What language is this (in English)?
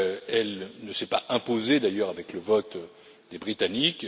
French